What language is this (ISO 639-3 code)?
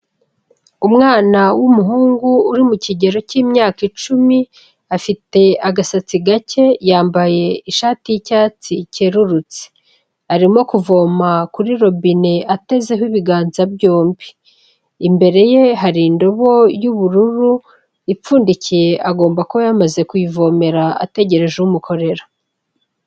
kin